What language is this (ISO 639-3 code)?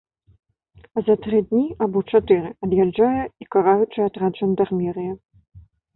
bel